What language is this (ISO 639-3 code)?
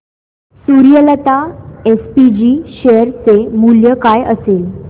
mar